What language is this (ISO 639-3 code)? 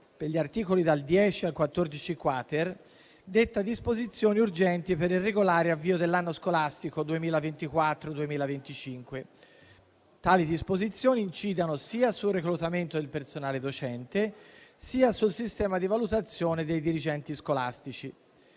ita